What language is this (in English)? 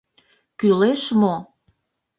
Mari